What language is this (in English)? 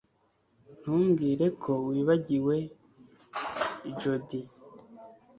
Kinyarwanda